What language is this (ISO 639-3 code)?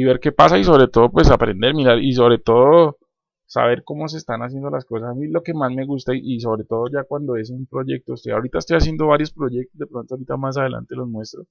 spa